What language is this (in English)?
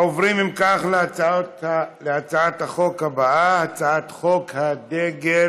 Hebrew